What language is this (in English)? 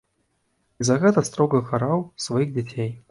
Belarusian